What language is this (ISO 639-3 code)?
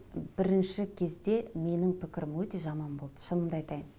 kaz